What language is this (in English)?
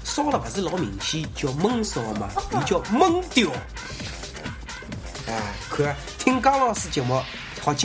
Chinese